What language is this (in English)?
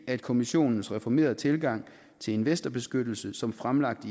Danish